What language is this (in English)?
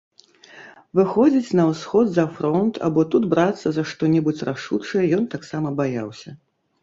Belarusian